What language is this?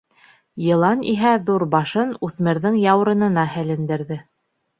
Bashkir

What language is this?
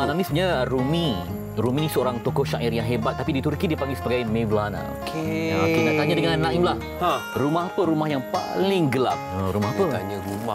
Malay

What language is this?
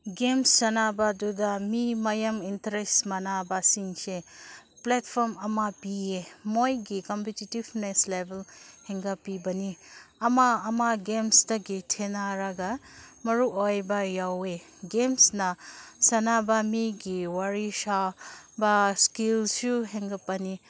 Manipuri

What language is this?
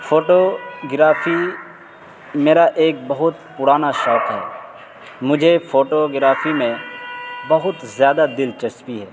Urdu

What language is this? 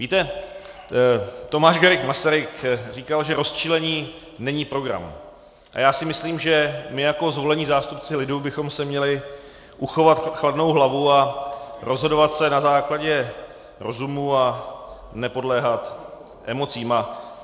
Czech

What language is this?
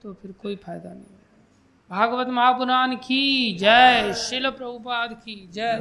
Hindi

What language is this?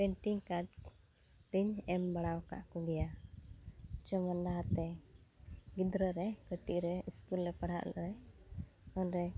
Santali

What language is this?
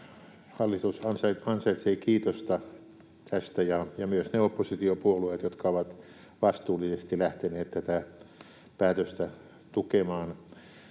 Finnish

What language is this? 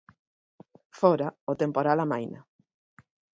Galician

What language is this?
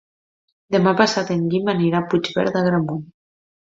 Catalan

